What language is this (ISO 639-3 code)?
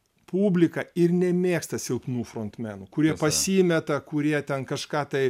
lit